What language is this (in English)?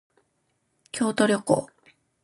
Japanese